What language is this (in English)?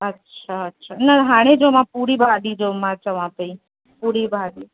Sindhi